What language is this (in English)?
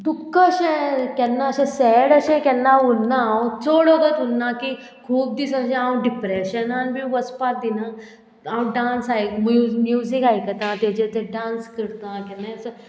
Konkani